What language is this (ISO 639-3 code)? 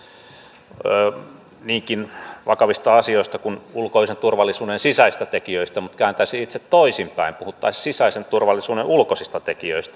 fin